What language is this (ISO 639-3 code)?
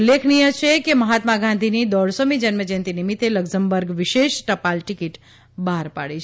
guj